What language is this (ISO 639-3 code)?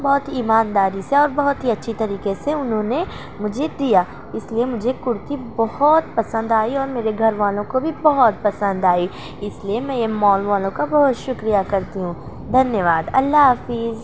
urd